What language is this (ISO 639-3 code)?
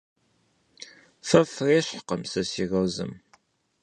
kbd